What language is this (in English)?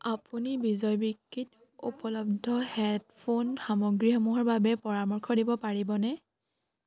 Assamese